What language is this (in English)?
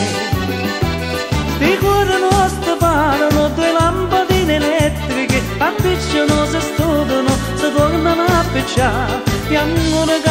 Romanian